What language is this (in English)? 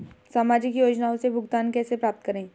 Hindi